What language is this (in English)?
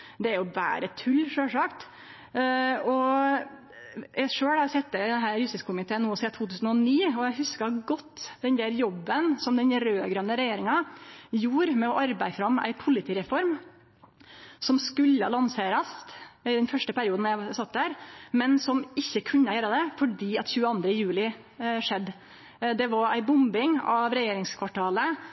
Norwegian Nynorsk